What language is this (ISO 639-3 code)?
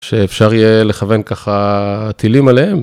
heb